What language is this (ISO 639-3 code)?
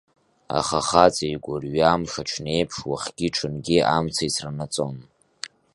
abk